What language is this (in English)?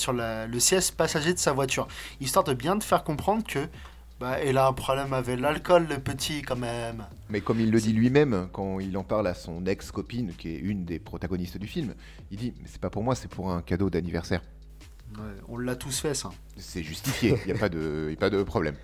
French